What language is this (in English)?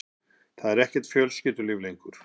Icelandic